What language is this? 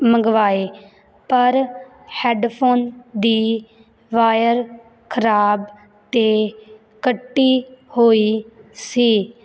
Punjabi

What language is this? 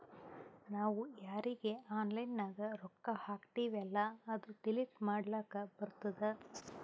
Kannada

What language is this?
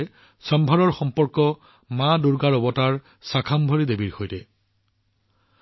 Assamese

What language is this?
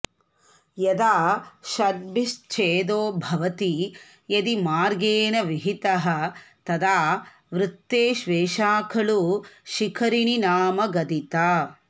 Sanskrit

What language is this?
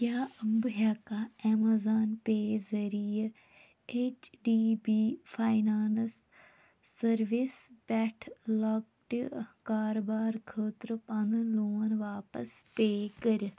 Kashmiri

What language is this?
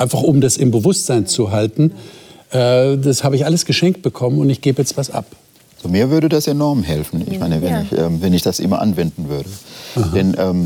German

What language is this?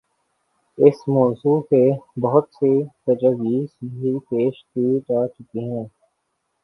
Urdu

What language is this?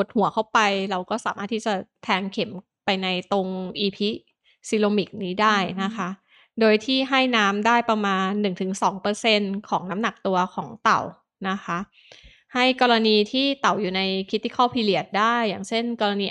Thai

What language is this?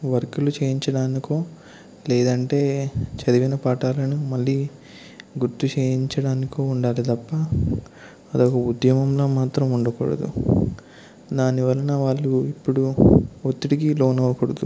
Telugu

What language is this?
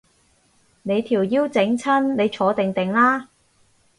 Cantonese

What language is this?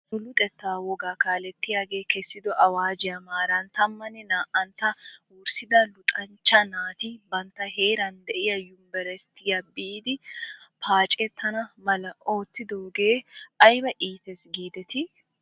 Wolaytta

